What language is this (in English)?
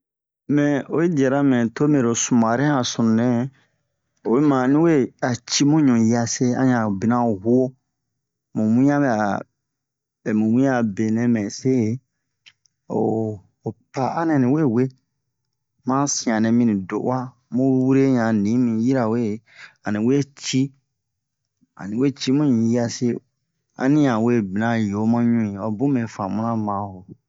Bomu